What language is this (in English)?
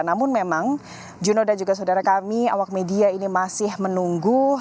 Indonesian